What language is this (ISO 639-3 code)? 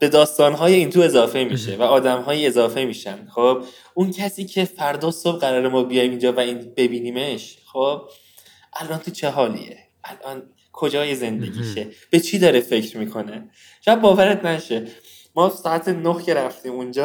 fas